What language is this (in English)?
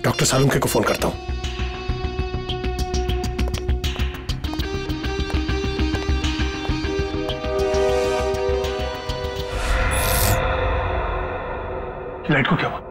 Hindi